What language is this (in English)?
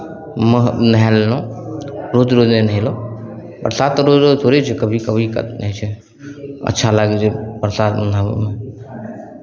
Maithili